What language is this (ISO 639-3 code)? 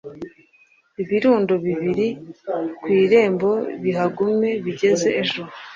kin